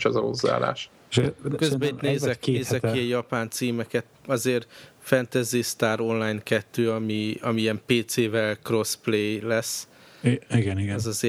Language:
Hungarian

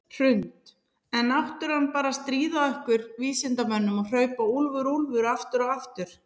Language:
Icelandic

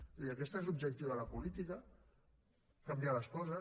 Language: Catalan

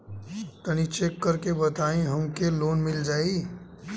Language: Bhojpuri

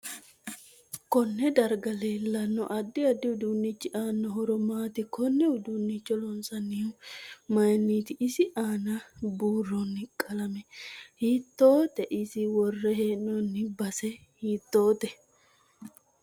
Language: Sidamo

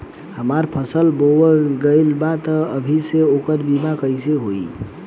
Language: Bhojpuri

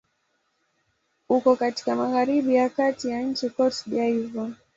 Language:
Swahili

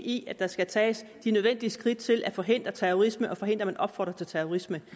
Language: Danish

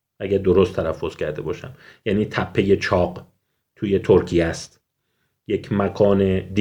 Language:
Persian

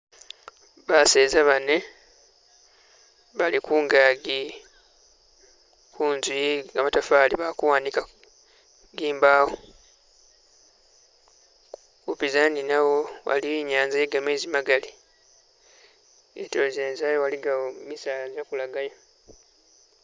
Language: Masaaba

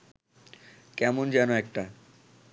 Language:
Bangla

